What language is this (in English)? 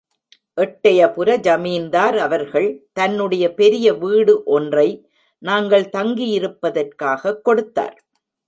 Tamil